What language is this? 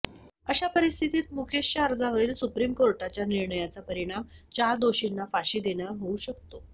Marathi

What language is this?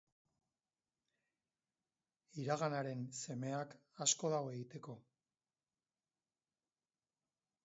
Basque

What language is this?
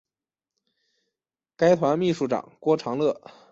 Chinese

